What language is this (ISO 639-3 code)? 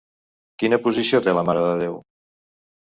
cat